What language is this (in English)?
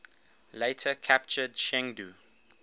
English